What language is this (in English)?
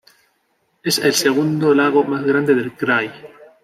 Spanish